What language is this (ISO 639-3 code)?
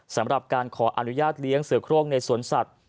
tha